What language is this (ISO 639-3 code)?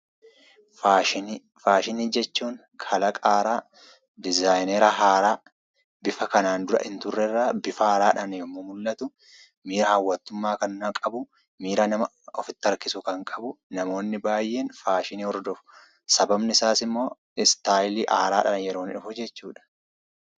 orm